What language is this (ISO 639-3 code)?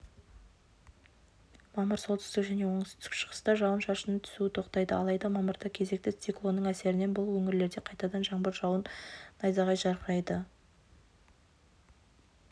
kaz